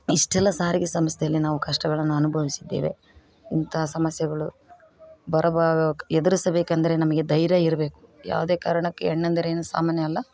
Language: Kannada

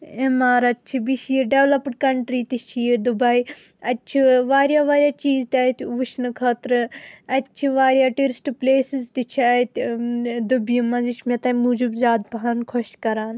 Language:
Kashmiri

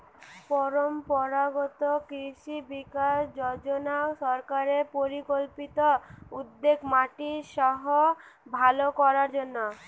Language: Bangla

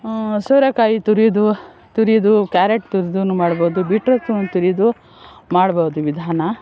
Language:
Kannada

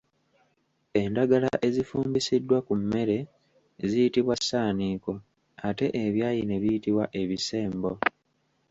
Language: Ganda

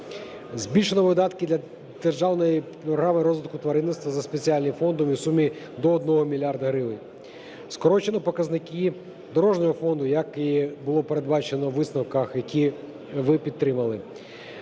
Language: Ukrainian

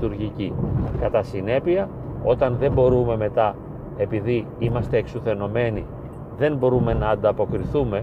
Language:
Greek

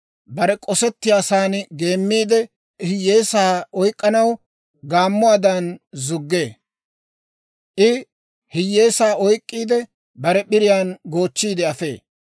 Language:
Dawro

